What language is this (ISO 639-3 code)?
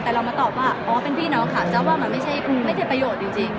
tha